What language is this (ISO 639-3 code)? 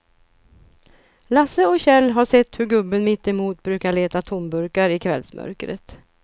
swe